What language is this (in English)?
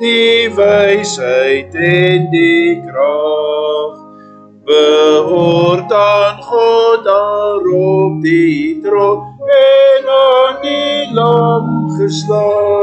Dutch